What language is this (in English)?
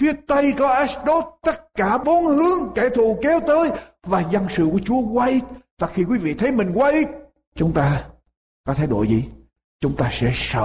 Vietnamese